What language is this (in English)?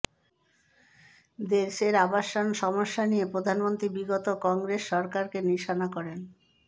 Bangla